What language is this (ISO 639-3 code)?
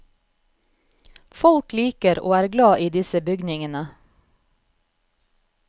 nor